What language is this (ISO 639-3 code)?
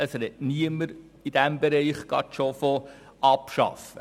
gsw